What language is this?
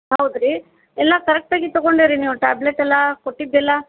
Kannada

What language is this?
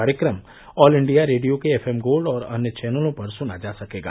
Hindi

